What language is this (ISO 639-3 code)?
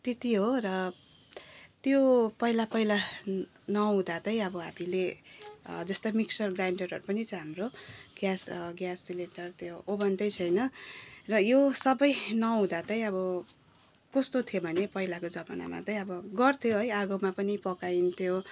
nep